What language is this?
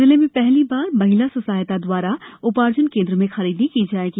Hindi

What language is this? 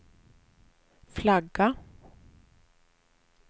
Swedish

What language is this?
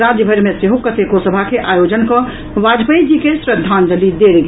Maithili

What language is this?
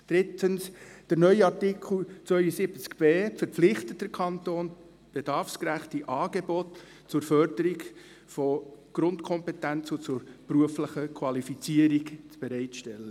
Swiss German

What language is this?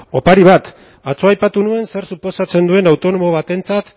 Basque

